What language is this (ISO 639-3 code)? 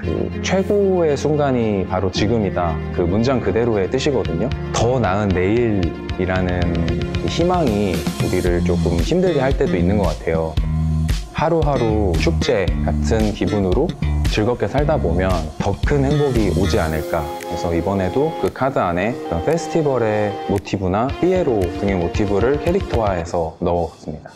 kor